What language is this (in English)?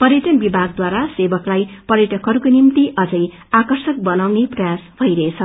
Nepali